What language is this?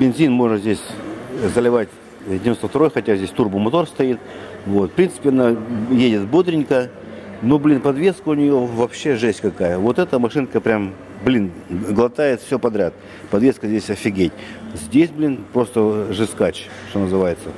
Russian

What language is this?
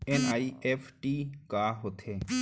Chhattisgarhi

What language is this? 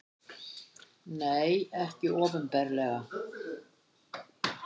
Icelandic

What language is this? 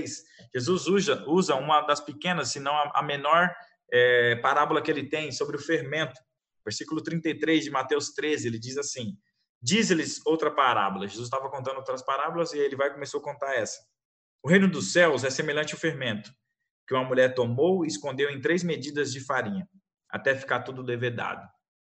Portuguese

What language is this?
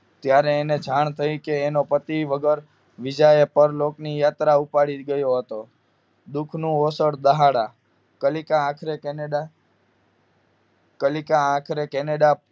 Gujarati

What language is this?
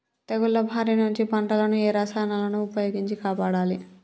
Telugu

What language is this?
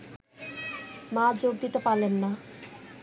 Bangla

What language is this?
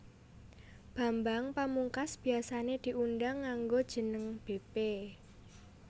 Javanese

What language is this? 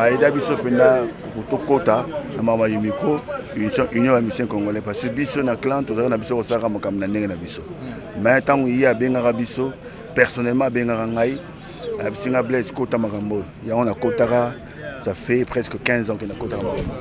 French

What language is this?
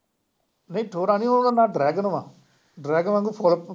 Punjabi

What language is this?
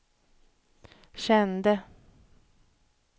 Swedish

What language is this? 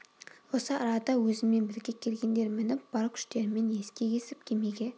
Kazakh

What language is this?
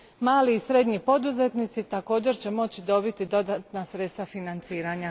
Croatian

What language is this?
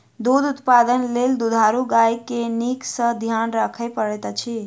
Maithili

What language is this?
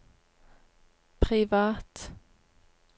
Norwegian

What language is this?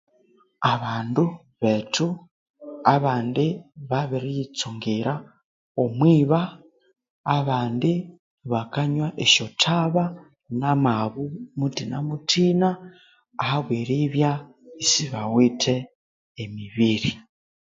Konzo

